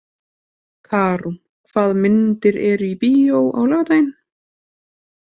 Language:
Icelandic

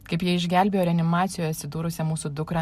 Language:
Lithuanian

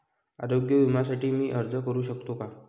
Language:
Marathi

